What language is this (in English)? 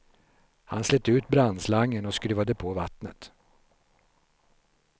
Swedish